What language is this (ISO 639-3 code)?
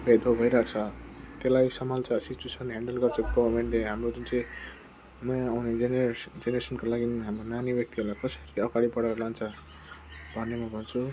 nep